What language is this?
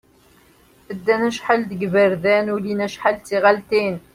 Kabyle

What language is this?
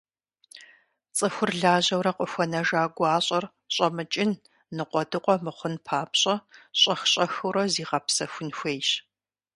Kabardian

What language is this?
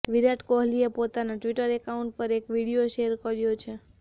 Gujarati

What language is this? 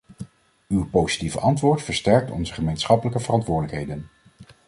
Dutch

